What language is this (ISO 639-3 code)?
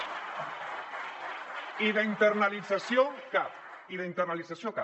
cat